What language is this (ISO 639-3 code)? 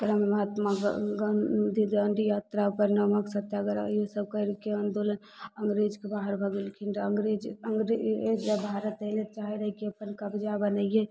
mai